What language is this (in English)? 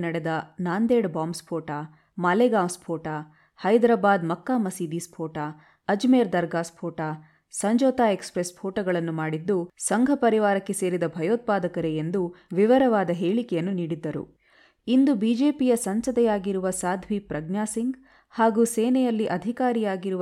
Kannada